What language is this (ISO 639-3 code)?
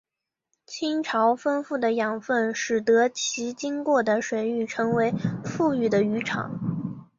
zho